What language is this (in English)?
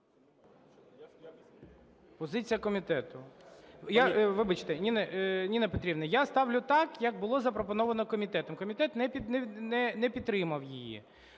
Ukrainian